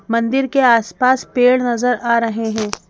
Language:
Hindi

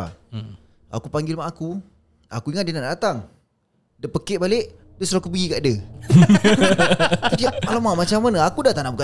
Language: Malay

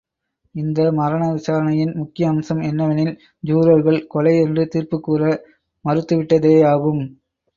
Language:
Tamil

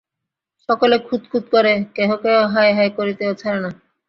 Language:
Bangla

